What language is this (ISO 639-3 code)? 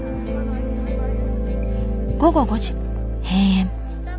jpn